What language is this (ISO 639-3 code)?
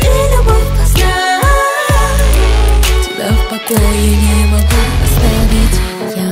rus